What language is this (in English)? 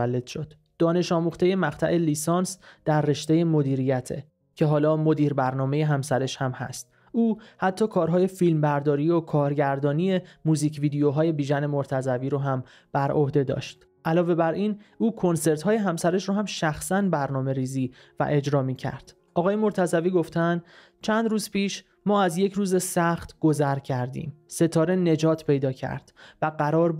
Persian